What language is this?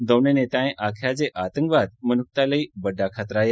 Dogri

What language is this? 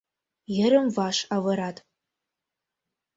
Mari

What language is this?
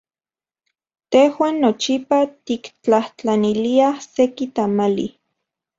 Central Puebla Nahuatl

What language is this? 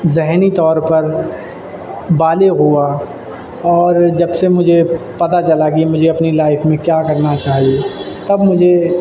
Urdu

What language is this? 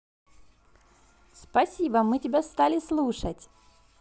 Russian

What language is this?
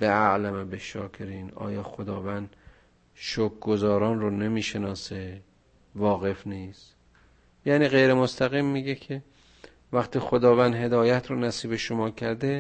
Persian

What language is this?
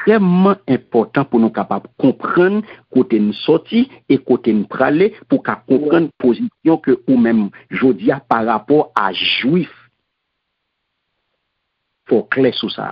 French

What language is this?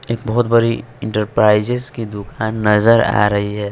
Hindi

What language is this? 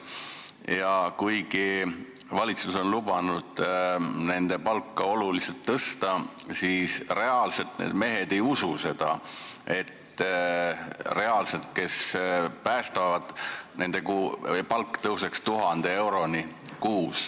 Estonian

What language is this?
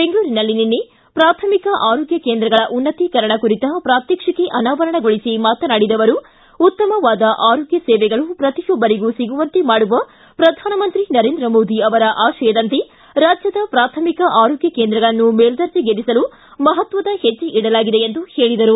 Kannada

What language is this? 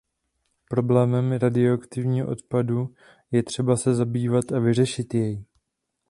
Czech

